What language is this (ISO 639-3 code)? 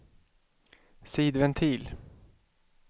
swe